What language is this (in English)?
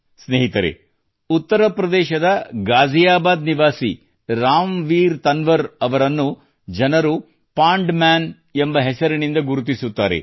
Kannada